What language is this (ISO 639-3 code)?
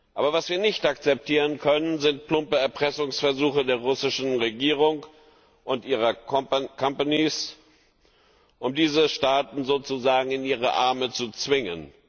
deu